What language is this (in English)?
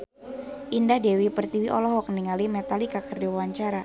Sundanese